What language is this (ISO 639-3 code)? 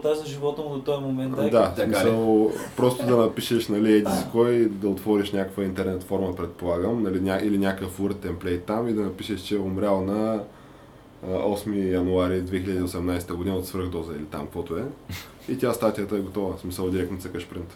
bul